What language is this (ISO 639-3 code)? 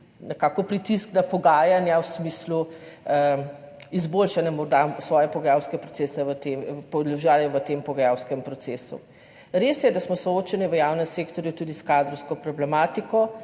slv